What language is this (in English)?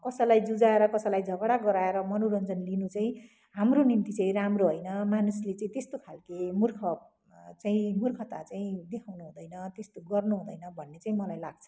Nepali